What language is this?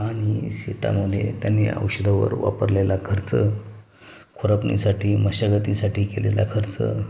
Marathi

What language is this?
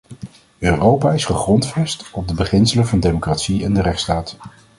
Dutch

